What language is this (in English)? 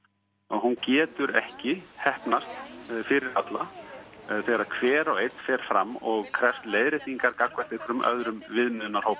Icelandic